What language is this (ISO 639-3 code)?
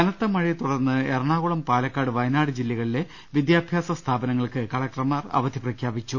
mal